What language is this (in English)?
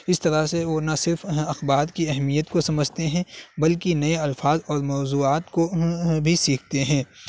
Urdu